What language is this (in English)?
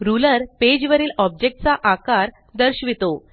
Marathi